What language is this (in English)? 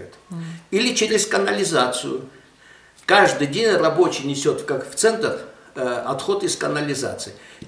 Russian